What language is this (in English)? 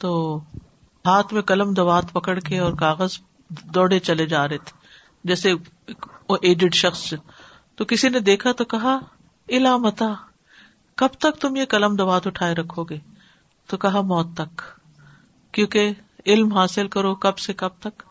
Urdu